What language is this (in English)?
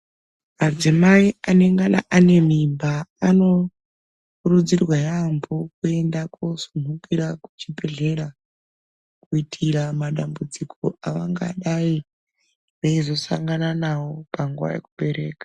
Ndau